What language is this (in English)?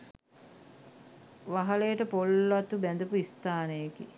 Sinhala